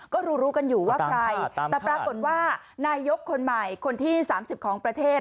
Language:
Thai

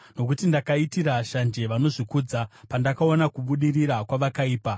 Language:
Shona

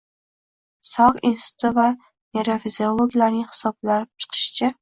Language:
Uzbek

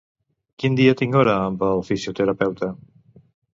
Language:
Catalan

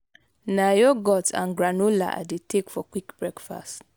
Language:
Nigerian Pidgin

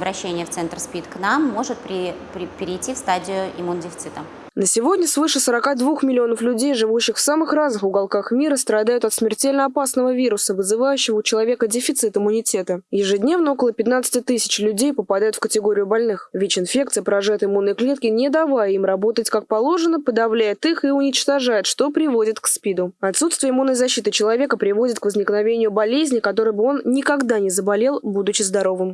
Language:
Russian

